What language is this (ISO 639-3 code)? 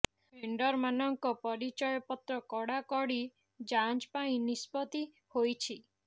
ori